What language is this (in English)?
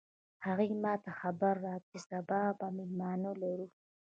Pashto